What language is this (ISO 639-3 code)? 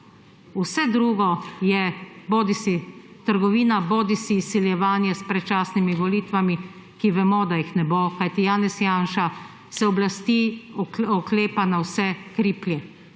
slv